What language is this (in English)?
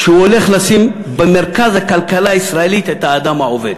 Hebrew